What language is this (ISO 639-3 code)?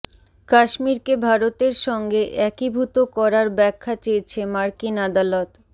ben